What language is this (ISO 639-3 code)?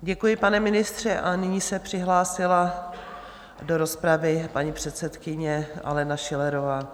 ces